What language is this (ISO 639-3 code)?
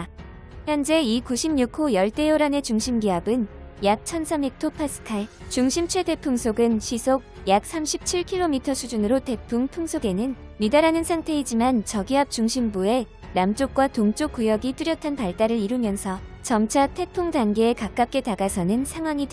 kor